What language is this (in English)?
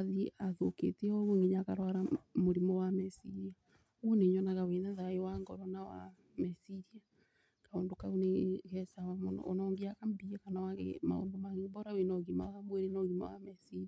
Kikuyu